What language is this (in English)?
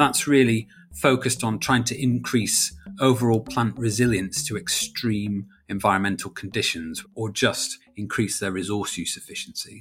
English